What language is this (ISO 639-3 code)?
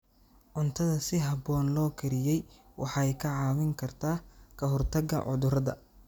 som